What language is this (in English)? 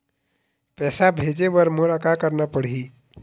Chhattisgarhi